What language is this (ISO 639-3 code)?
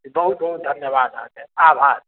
mai